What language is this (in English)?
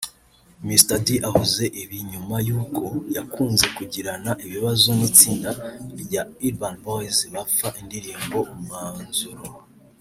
Kinyarwanda